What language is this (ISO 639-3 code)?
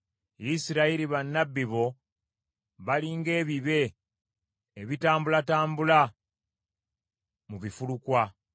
lug